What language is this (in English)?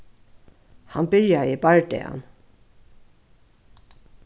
Faroese